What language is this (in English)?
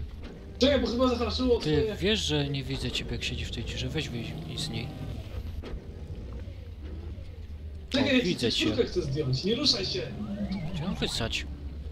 Polish